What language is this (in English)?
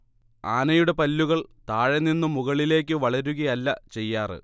Malayalam